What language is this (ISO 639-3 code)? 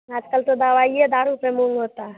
hin